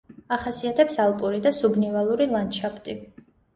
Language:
Georgian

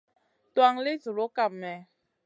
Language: Masana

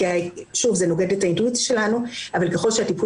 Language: Hebrew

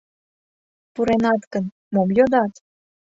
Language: Mari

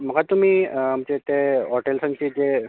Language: Konkani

